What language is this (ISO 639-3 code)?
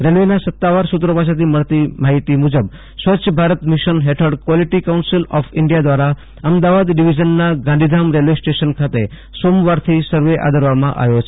guj